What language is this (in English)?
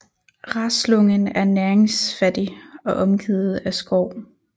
Danish